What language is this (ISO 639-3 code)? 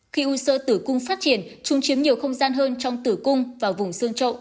vie